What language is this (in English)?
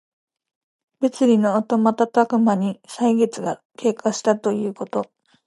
Japanese